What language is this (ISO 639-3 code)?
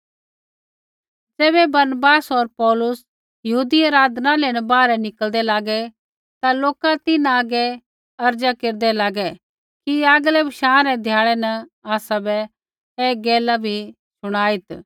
kfx